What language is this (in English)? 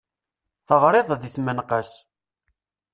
Kabyle